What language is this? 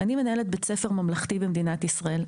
Hebrew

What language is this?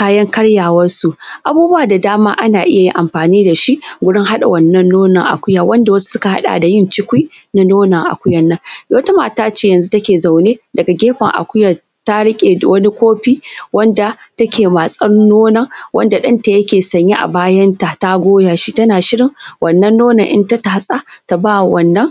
Hausa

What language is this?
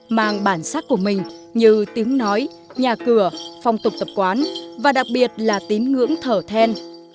Vietnamese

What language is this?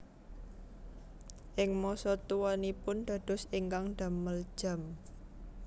Javanese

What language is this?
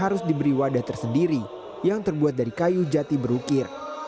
Indonesian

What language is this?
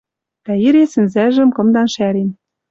Western Mari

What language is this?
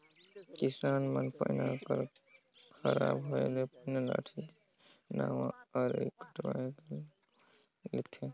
Chhattisgarhi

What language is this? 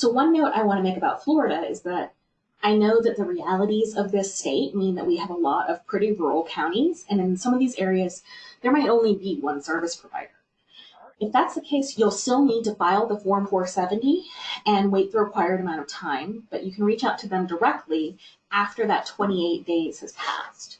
English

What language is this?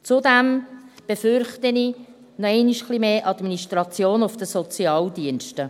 Swiss German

